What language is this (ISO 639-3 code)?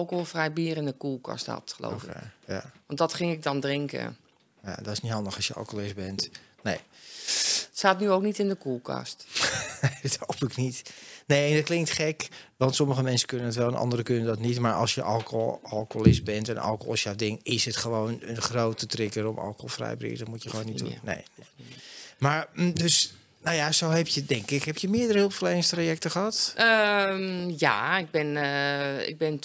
nld